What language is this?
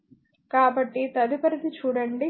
Telugu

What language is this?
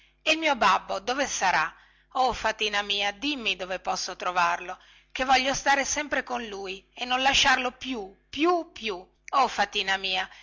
Italian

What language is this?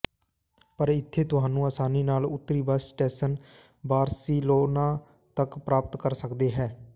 Punjabi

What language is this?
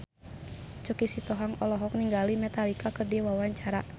Sundanese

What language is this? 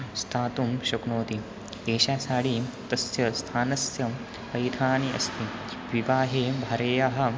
Sanskrit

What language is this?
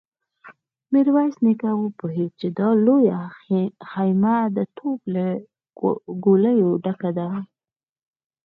Pashto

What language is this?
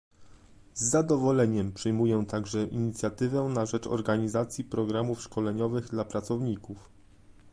Polish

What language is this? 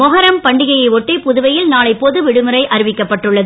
Tamil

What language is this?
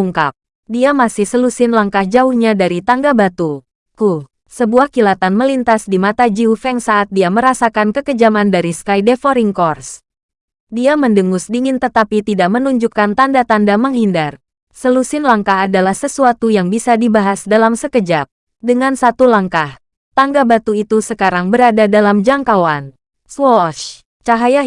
Indonesian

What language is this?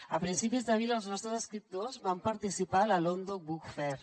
Catalan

